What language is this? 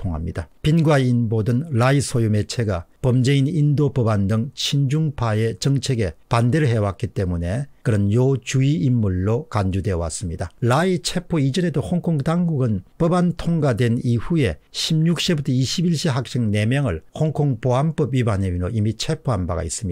Korean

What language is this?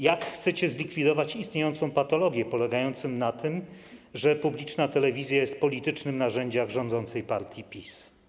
Polish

